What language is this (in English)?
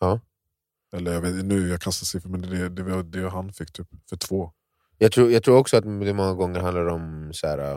Swedish